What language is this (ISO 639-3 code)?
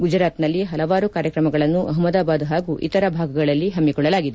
kan